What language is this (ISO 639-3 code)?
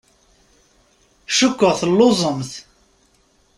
kab